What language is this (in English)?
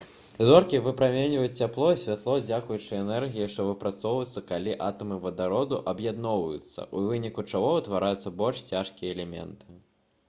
Belarusian